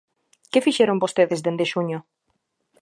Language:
Galician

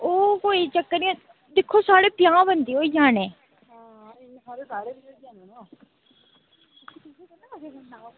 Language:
Dogri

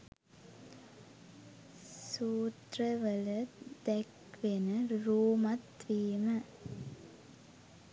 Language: Sinhala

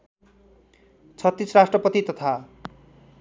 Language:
Nepali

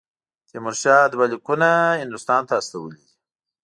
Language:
Pashto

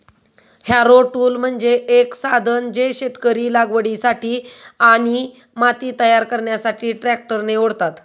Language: Marathi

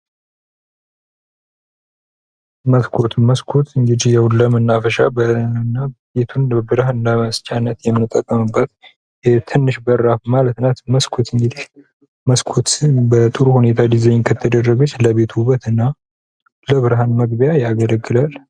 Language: Amharic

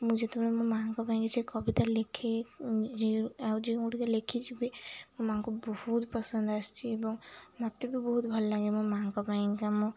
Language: Odia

